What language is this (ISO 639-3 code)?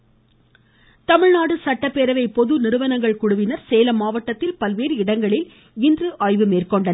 tam